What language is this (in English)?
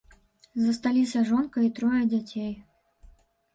Belarusian